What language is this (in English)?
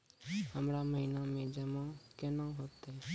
Maithili